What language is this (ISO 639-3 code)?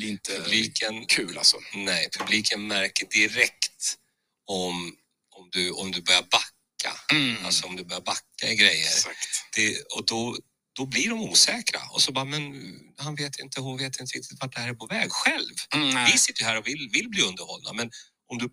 swe